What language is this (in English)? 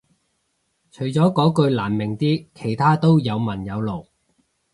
Cantonese